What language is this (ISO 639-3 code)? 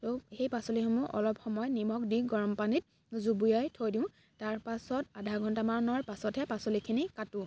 asm